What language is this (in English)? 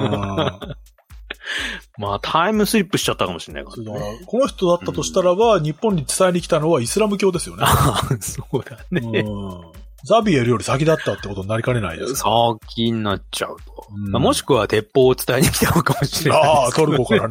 Japanese